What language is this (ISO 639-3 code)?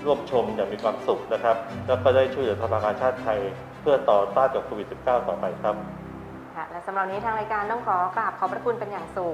tha